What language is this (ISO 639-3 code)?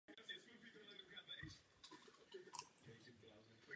ces